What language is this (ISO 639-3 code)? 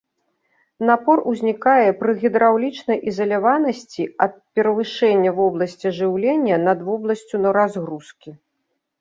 bel